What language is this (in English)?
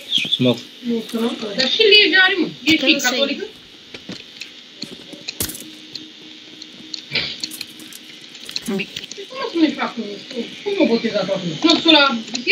Russian